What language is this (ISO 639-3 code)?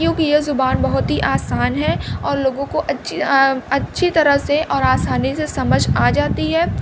urd